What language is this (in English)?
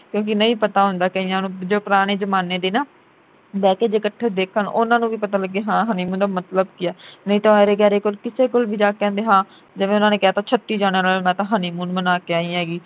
Punjabi